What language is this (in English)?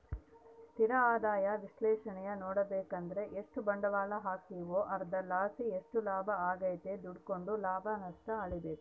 Kannada